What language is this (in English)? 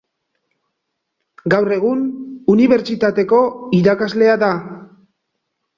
Basque